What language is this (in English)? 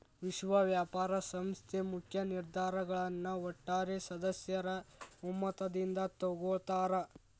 Kannada